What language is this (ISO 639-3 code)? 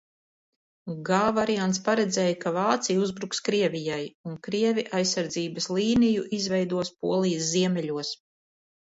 lav